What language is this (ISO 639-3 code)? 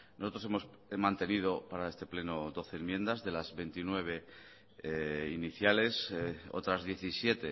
spa